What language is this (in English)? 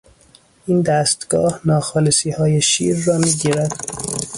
Persian